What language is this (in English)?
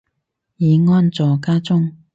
Cantonese